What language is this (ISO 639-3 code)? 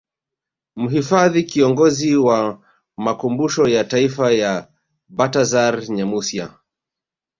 swa